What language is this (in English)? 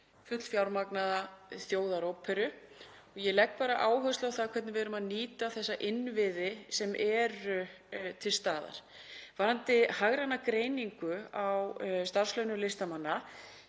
Icelandic